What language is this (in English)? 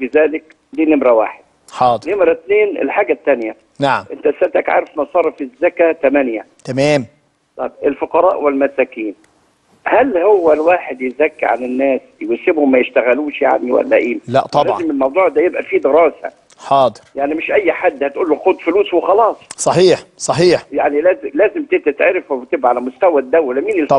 Arabic